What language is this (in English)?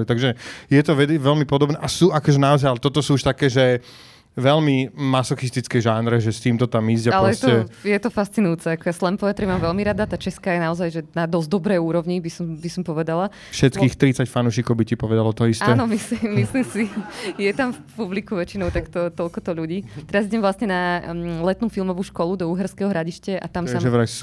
Slovak